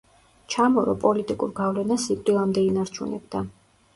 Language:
Georgian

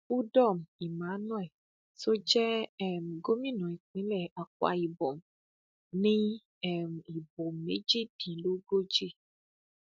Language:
Yoruba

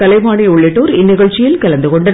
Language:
Tamil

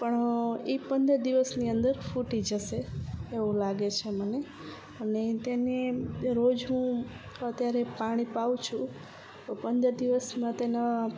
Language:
Gujarati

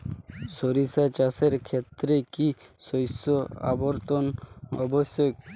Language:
Bangla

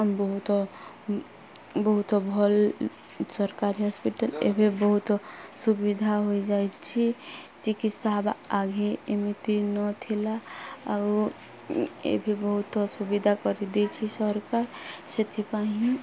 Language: Odia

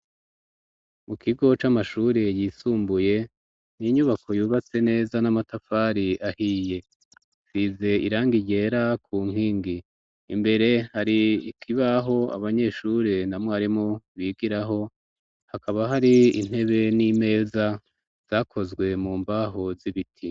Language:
Rundi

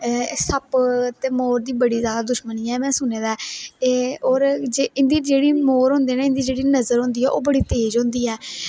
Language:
Dogri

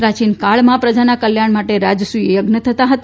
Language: Gujarati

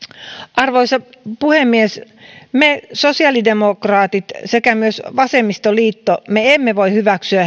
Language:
Finnish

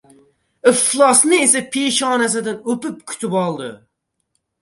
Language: Uzbek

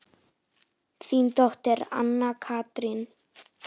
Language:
Icelandic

